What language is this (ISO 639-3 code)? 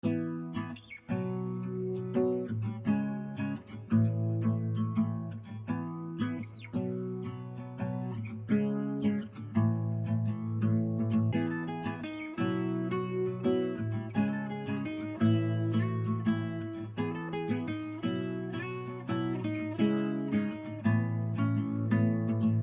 eng